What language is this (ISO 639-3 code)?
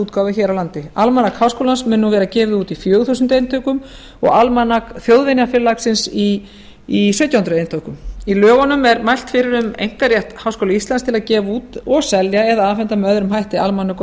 isl